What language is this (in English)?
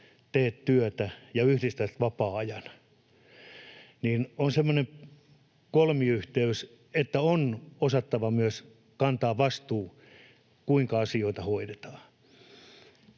Finnish